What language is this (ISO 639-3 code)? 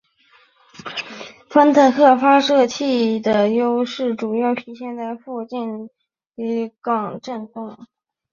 zho